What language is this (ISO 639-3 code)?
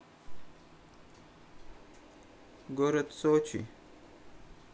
rus